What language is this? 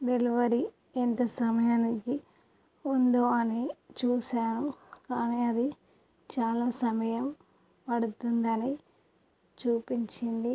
Telugu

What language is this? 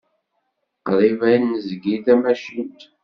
Kabyle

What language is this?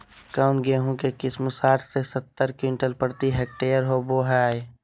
Magahi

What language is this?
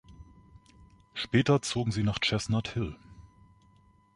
German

